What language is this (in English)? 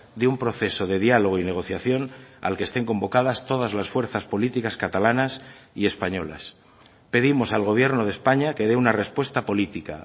Spanish